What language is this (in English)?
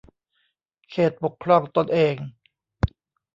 Thai